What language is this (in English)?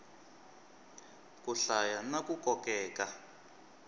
Tsonga